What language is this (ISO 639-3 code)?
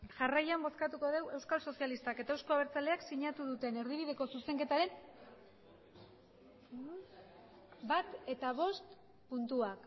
eus